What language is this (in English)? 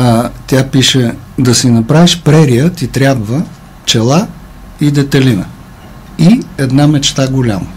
Bulgarian